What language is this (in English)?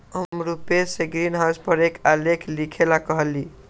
Magahi